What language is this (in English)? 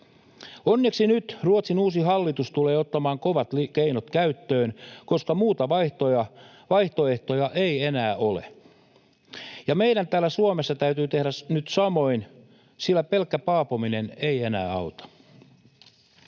Finnish